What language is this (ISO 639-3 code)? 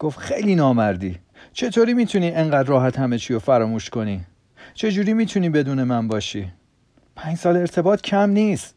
fas